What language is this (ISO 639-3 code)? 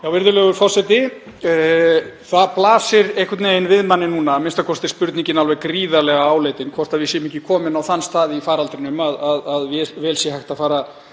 isl